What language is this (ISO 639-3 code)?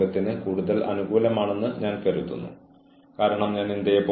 mal